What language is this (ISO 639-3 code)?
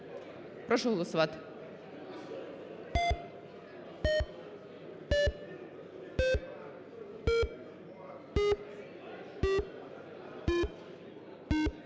ukr